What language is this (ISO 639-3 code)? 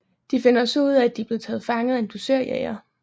dan